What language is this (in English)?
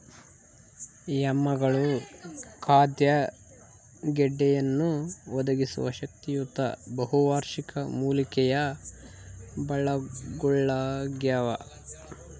Kannada